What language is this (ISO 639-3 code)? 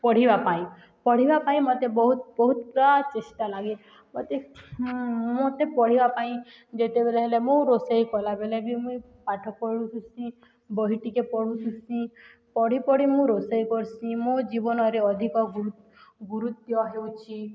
ori